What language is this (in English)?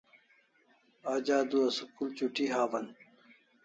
Kalasha